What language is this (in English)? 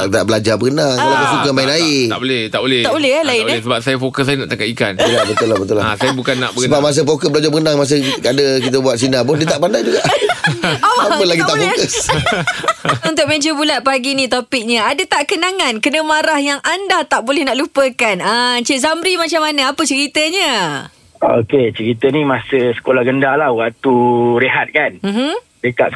Malay